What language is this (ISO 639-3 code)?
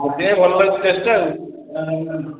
ori